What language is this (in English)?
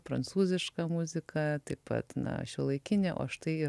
Lithuanian